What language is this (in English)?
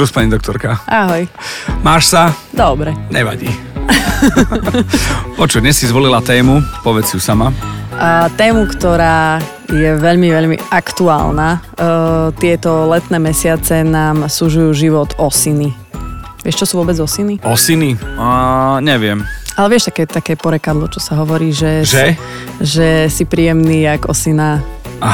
Slovak